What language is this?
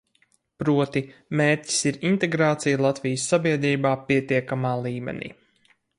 Latvian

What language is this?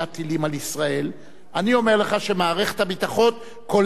Hebrew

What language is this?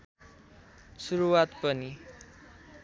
Nepali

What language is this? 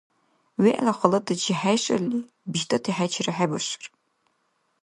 Dargwa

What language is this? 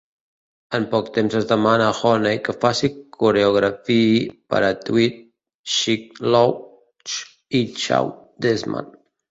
Catalan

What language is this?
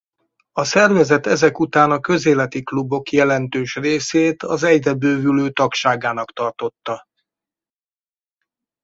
Hungarian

